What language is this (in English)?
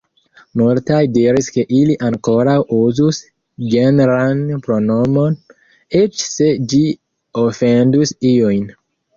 Esperanto